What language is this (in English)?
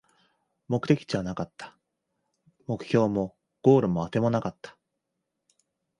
Japanese